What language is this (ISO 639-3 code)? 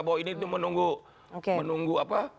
ind